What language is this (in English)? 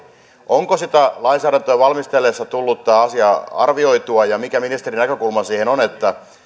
Finnish